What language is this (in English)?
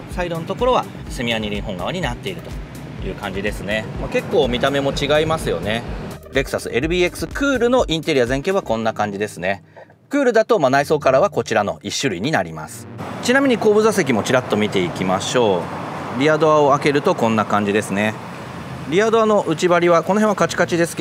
Japanese